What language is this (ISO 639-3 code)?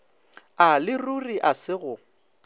nso